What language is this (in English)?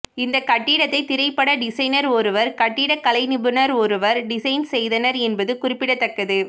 Tamil